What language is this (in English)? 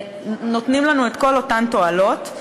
Hebrew